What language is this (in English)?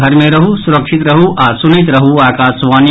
Maithili